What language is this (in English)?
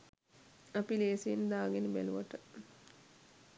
Sinhala